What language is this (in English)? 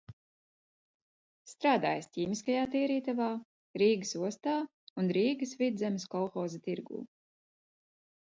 Latvian